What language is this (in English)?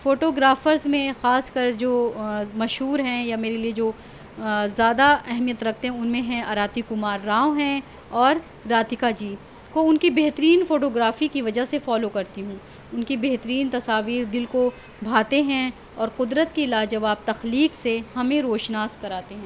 Urdu